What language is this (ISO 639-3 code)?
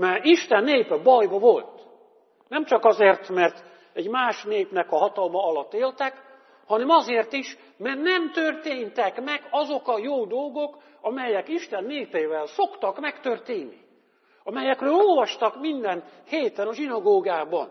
hun